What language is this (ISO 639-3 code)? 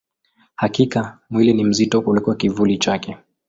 swa